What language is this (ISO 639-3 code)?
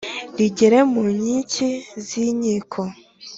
kin